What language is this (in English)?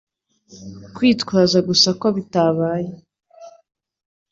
Kinyarwanda